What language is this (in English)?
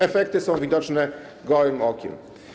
Polish